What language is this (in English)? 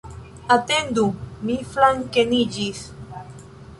Esperanto